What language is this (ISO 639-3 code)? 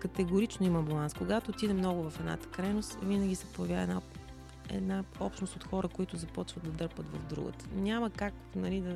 bul